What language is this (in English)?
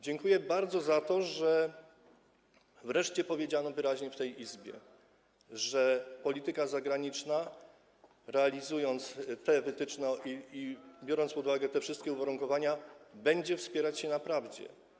Polish